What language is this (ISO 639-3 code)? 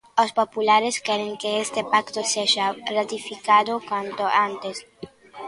glg